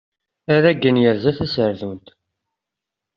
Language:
Kabyle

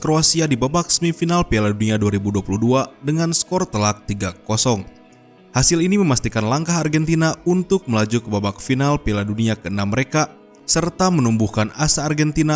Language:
Indonesian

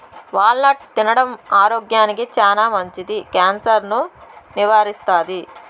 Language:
Telugu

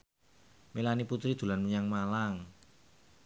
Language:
Javanese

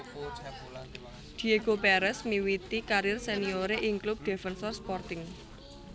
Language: Javanese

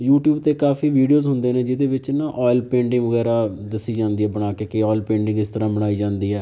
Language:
Punjabi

